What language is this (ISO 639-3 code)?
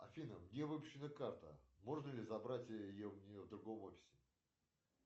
rus